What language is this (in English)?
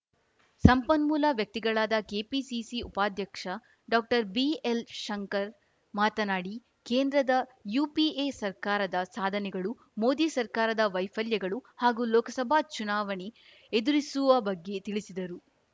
Kannada